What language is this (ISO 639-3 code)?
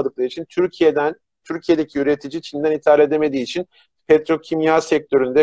tur